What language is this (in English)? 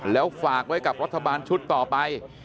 Thai